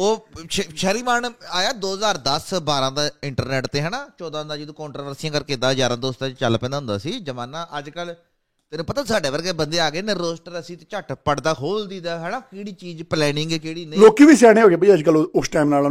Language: Punjabi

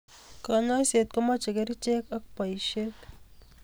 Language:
Kalenjin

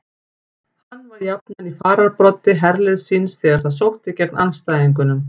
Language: Icelandic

